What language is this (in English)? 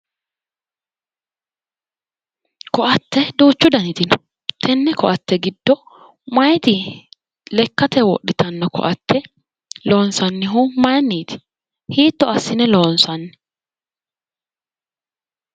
Sidamo